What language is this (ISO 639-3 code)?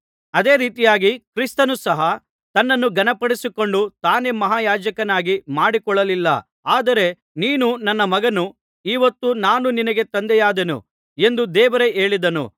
kan